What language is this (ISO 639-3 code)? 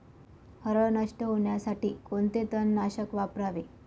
mar